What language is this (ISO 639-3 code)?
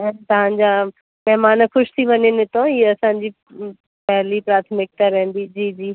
snd